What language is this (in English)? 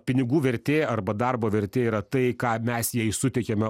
Lithuanian